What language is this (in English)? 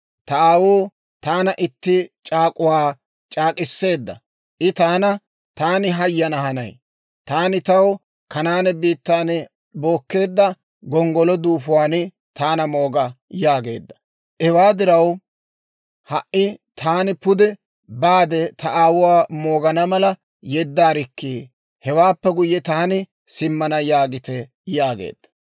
Dawro